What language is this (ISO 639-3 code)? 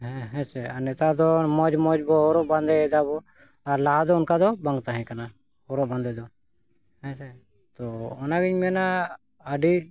sat